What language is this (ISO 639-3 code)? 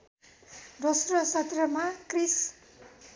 nep